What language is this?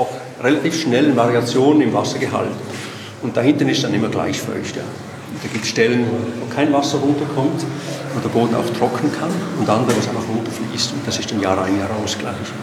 German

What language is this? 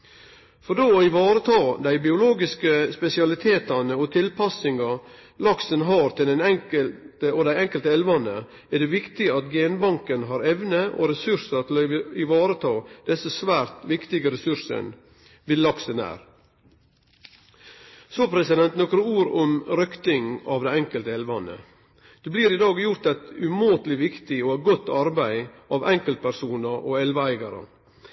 Norwegian Nynorsk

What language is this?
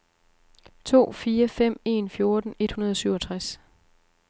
Danish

